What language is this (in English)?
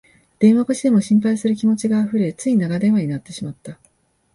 Japanese